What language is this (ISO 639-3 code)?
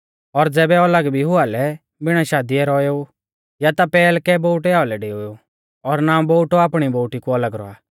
bfz